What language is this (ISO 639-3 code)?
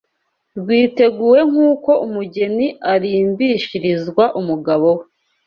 kin